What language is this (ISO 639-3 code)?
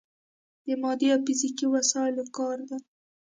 pus